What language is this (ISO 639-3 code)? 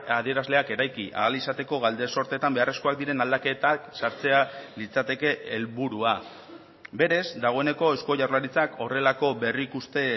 eus